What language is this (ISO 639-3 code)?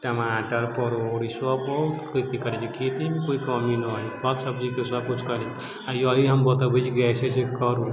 mai